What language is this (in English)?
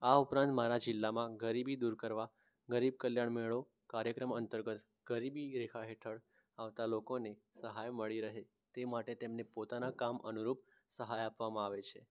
Gujarati